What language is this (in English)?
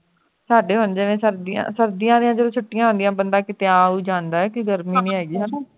Punjabi